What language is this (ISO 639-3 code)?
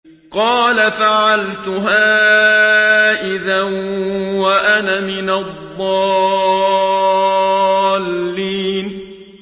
ara